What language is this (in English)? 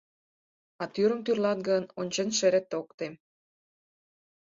Mari